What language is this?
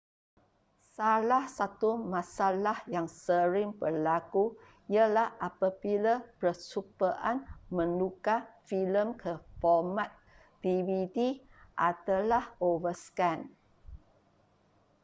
Malay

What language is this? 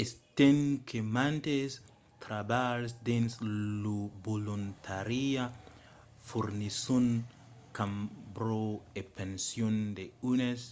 Occitan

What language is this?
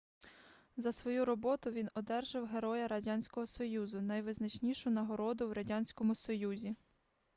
Ukrainian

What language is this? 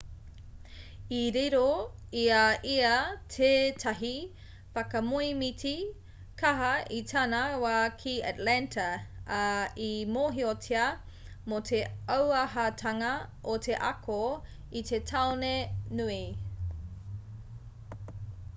Māori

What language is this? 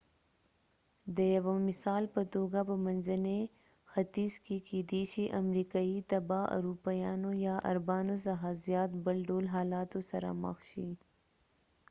Pashto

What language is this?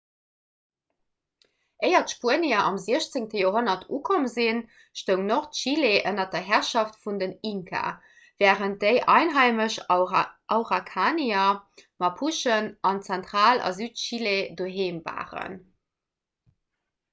Luxembourgish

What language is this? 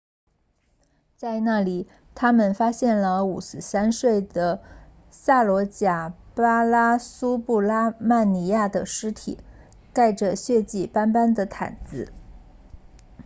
Chinese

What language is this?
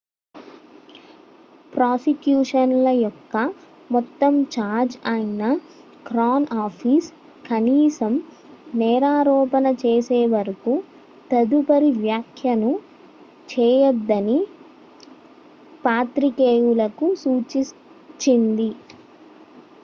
Telugu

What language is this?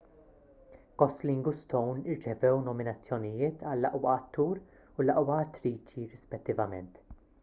Maltese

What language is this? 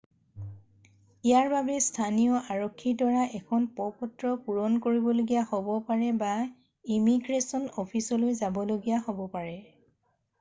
Assamese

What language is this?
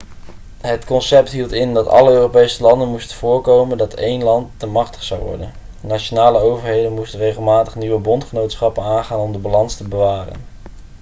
Dutch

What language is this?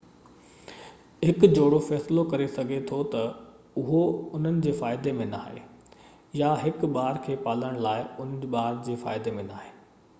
Sindhi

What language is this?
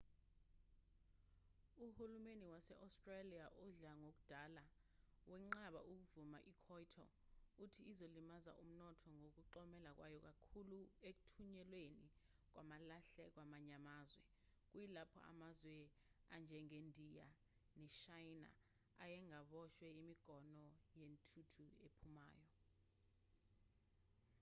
Zulu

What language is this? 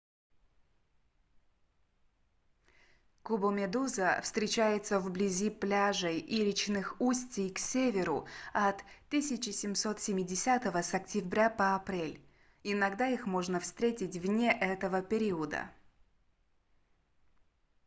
Russian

